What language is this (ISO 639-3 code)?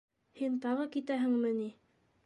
bak